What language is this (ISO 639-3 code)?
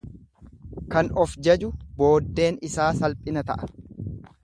orm